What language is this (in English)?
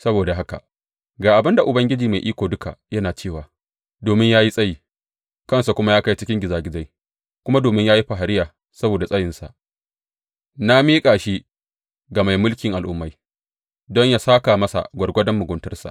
Hausa